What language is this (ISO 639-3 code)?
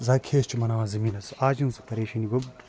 kas